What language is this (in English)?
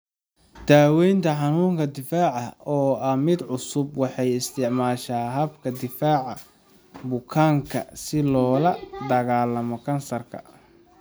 Somali